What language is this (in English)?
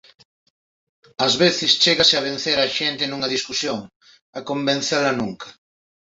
Galician